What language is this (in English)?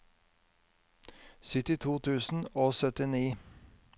Norwegian